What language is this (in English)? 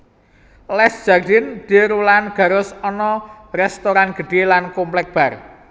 Javanese